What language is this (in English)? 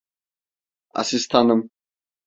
Turkish